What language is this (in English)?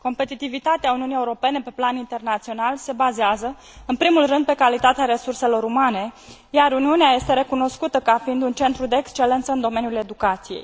Romanian